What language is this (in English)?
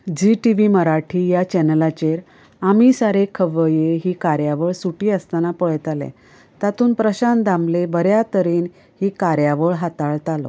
Konkani